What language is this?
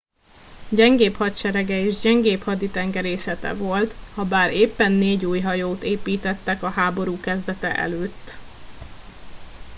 Hungarian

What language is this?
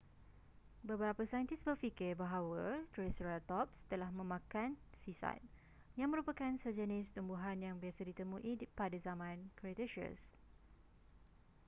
Malay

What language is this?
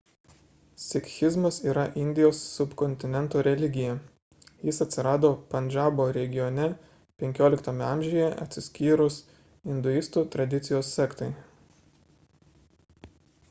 Lithuanian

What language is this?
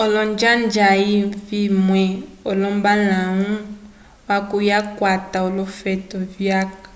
Umbundu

